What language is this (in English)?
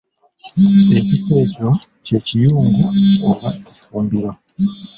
Ganda